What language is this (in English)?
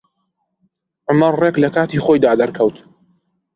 Central Kurdish